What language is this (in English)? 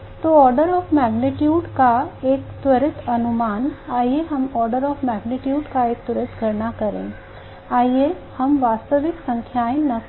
Hindi